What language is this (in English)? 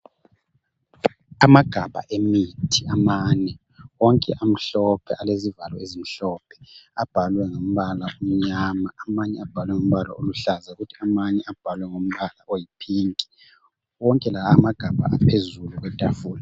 North Ndebele